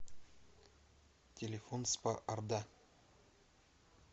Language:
Russian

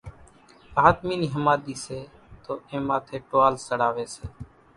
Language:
Kachi Koli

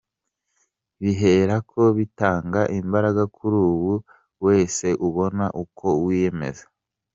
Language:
Kinyarwanda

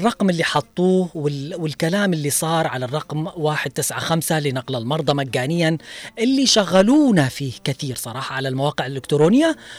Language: Arabic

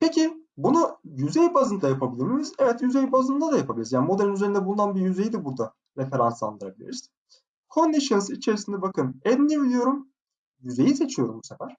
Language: Turkish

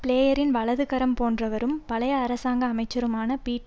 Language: Tamil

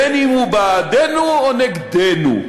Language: Hebrew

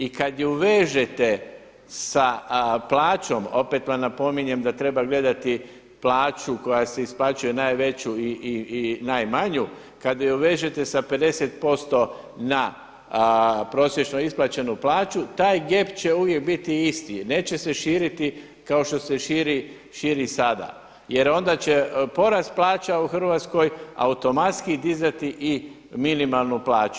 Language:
Croatian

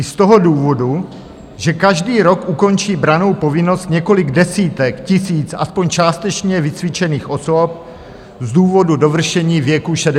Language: Czech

